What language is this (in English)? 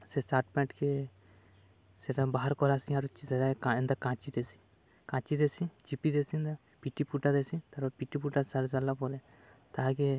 Odia